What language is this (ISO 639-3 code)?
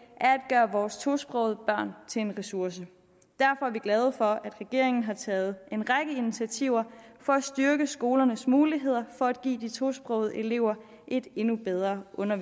dan